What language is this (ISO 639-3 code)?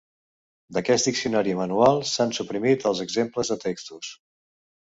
cat